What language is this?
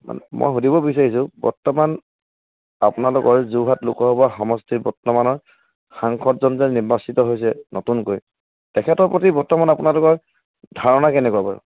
Assamese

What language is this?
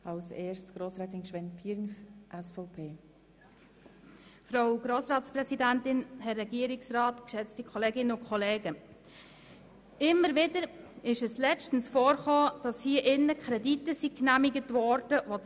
Swiss German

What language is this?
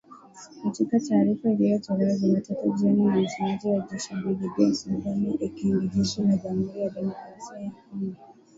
Swahili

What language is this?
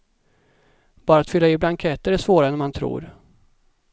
Swedish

